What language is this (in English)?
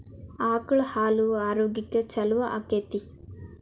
Kannada